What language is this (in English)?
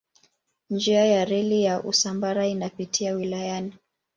Swahili